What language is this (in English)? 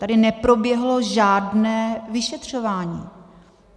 Czech